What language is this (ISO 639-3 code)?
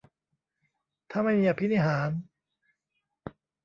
tha